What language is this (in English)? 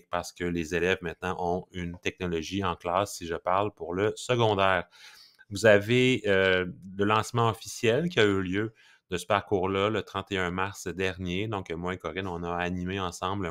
French